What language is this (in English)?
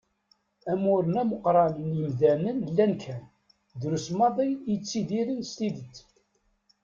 Kabyle